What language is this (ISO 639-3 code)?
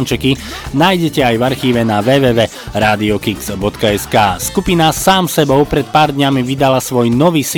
slk